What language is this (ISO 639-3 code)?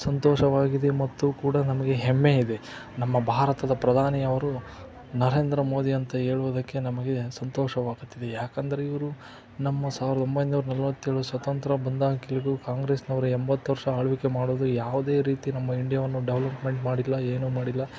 kan